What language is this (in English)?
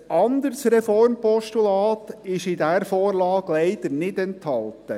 Swiss German